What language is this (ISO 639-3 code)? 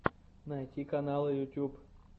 rus